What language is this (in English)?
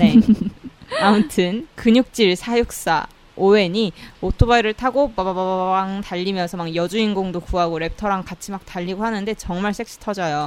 Korean